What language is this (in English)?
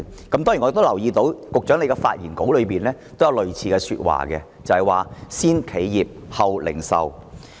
Cantonese